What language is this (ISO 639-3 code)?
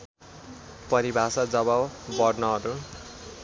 nep